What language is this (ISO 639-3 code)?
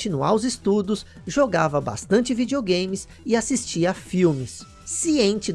por